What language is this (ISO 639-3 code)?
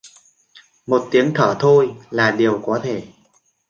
vie